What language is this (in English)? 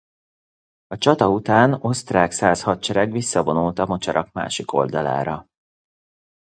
Hungarian